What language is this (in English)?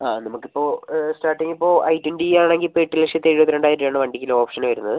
Malayalam